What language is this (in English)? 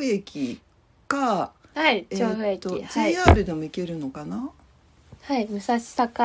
Japanese